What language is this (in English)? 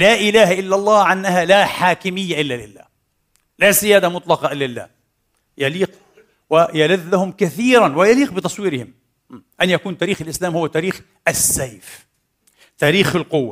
Arabic